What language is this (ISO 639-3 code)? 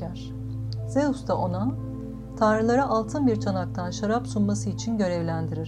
tur